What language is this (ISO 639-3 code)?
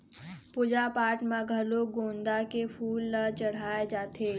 hne